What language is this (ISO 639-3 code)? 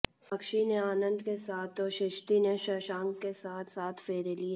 hin